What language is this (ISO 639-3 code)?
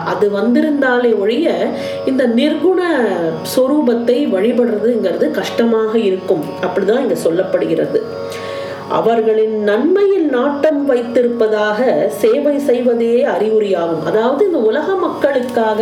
tam